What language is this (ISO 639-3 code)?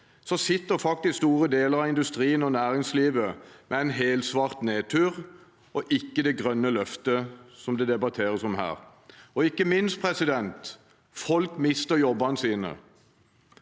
nor